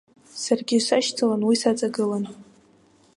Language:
Abkhazian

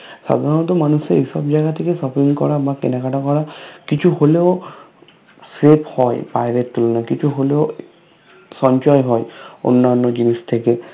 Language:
Bangla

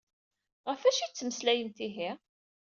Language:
Kabyle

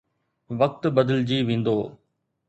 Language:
Sindhi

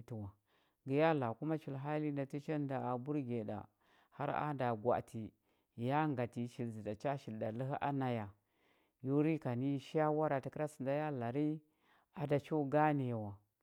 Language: Huba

